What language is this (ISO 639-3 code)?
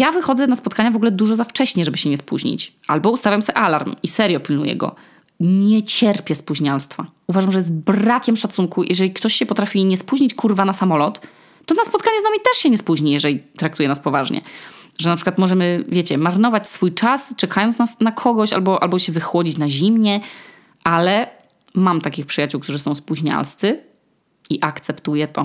pol